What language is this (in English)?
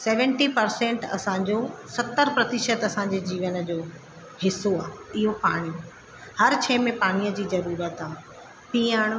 Sindhi